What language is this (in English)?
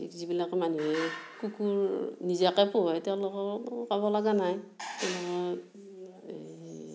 Assamese